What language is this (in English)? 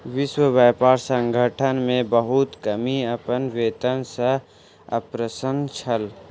Maithili